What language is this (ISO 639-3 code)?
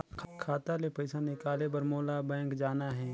hne